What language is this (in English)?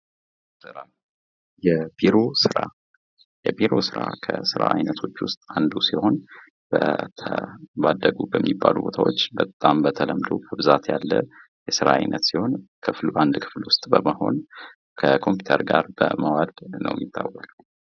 Amharic